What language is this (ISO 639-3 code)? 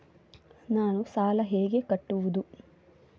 kan